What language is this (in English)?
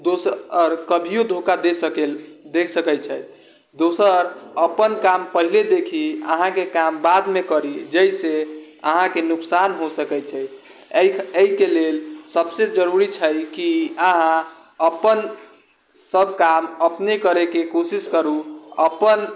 Maithili